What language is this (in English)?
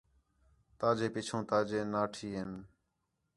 Khetrani